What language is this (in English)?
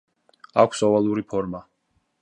Georgian